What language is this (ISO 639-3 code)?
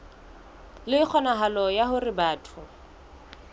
sot